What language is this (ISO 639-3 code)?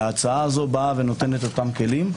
heb